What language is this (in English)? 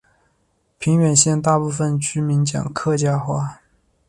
Chinese